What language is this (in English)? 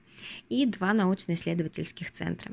Russian